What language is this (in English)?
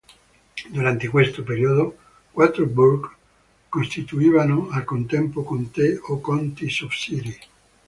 Italian